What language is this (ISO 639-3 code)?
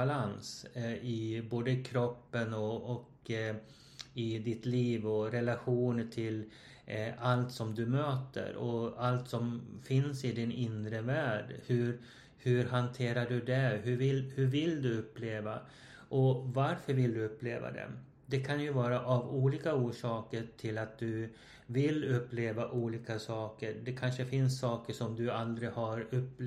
swe